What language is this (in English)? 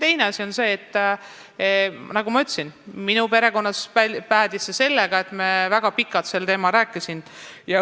Estonian